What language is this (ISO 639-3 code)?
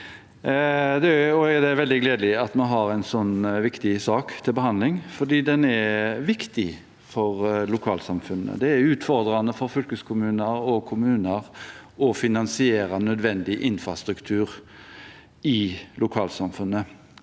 nor